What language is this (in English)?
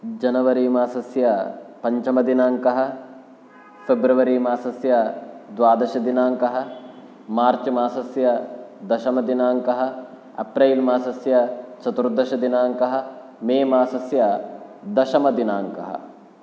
Sanskrit